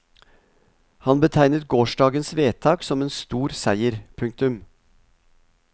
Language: Norwegian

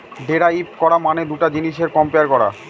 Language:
Bangla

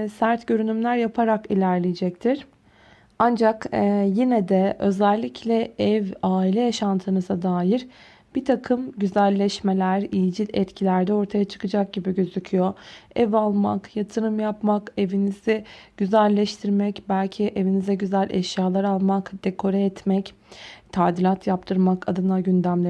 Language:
Turkish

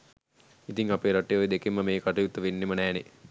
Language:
Sinhala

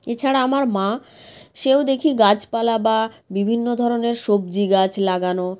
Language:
Bangla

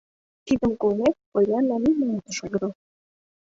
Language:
Mari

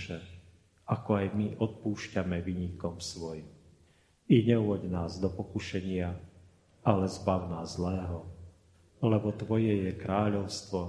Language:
Slovak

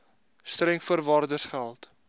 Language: Afrikaans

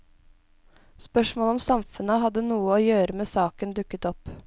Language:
Norwegian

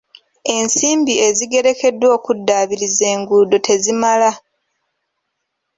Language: Ganda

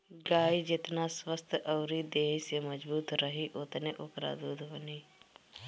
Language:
Bhojpuri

